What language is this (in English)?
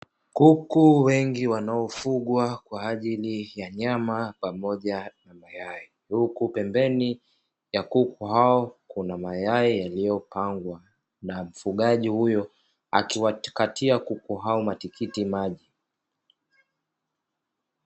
Swahili